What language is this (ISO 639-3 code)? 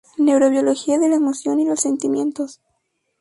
spa